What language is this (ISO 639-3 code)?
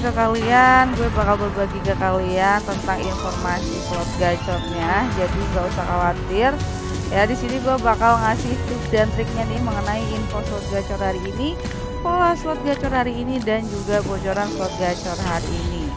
ind